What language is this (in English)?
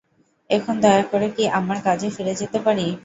Bangla